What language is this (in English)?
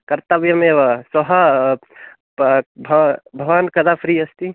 Sanskrit